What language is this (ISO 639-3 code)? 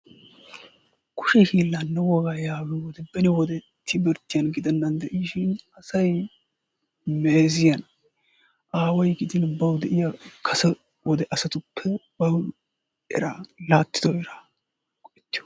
wal